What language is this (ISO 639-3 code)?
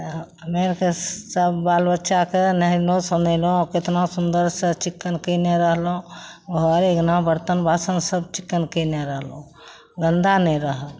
mai